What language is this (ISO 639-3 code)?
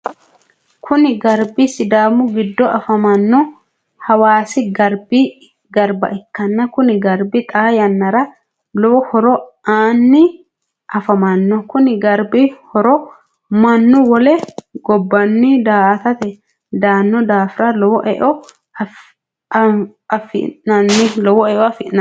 sid